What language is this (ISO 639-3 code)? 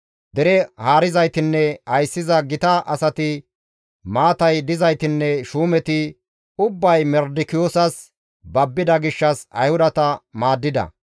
gmv